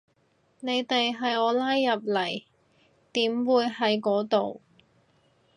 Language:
Cantonese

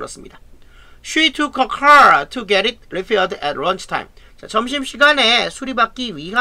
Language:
Korean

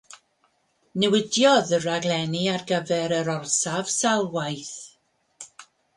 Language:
Welsh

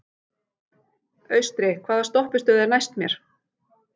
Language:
Icelandic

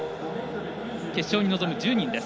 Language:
Japanese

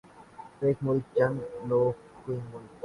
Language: Urdu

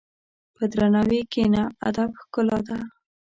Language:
Pashto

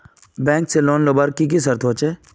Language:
Magahi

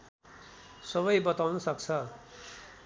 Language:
Nepali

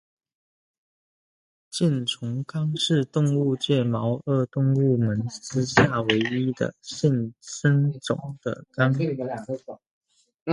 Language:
Chinese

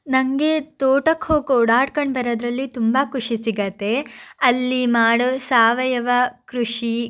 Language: Kannada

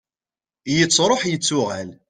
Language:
Kabyle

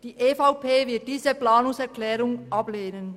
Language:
Swiss German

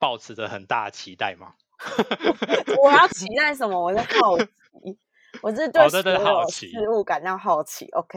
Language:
Chinese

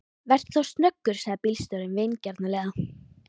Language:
Icelandic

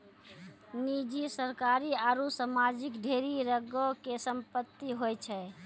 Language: Maithili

